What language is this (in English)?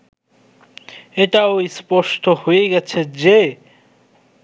Bangla